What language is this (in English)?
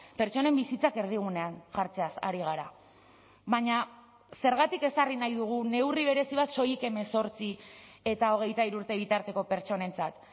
Basque